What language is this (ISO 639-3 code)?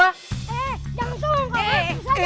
ind